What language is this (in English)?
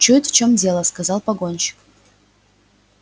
Russian